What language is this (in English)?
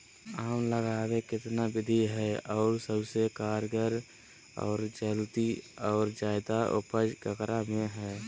Magahi